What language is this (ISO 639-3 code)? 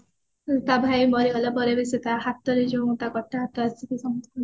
ori